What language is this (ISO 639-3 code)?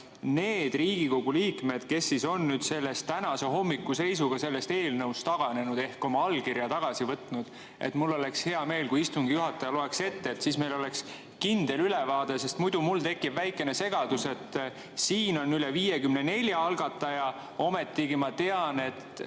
est